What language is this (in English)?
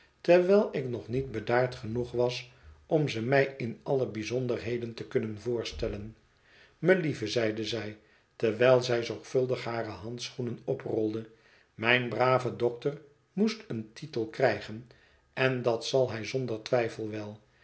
Dutch